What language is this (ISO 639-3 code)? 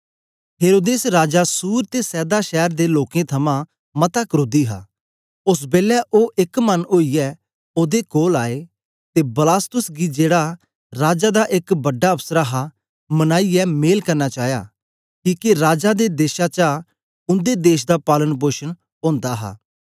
doi